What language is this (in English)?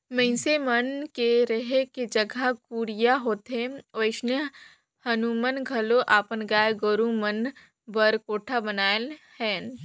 Chhattisgarhi